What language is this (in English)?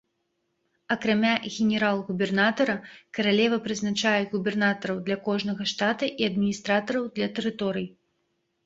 Belarusian